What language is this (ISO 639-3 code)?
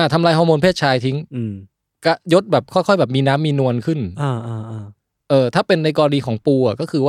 tha